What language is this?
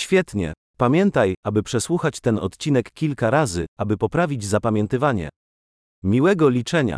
Polish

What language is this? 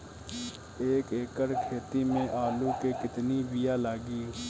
Bhojpuri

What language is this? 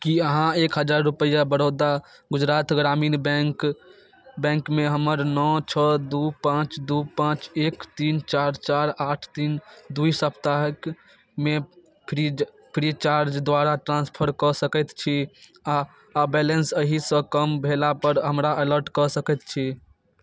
Maithili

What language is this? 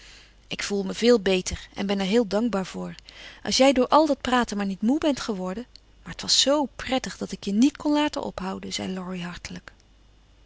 Dutch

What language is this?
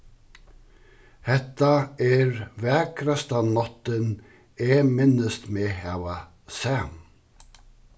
Faroese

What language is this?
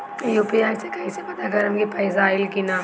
Bhojpuri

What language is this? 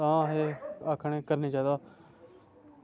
Dogri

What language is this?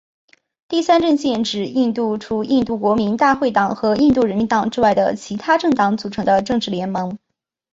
Chinese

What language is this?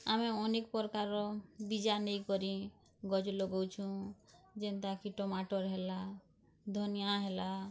Odia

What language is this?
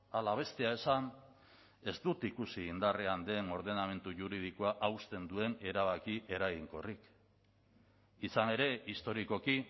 Basque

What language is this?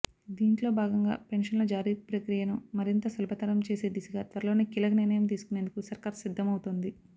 Telugu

